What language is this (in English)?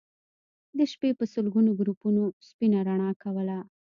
Pashto